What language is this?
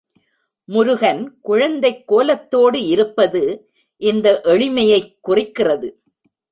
Tamil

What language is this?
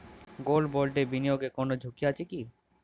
Bangla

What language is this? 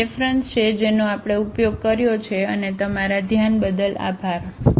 Gujarati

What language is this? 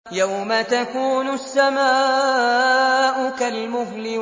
Arabic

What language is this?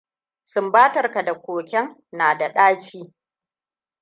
Hausa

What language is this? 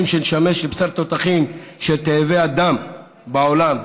Hebrew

